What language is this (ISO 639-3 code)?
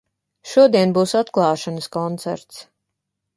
lav